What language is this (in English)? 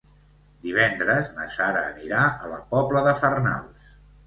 Catalan